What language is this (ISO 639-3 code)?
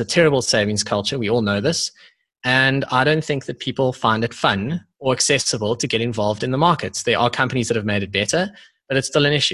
eng